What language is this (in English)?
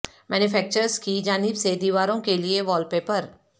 Urdu